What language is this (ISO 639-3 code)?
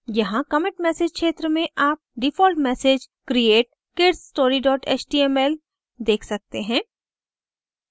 hin